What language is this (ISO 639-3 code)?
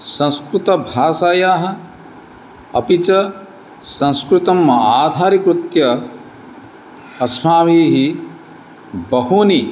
san